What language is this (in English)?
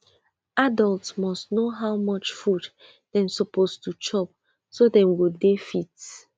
Nigerian Pidgin